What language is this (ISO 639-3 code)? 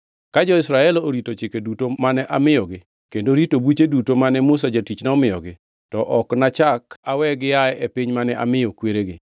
luo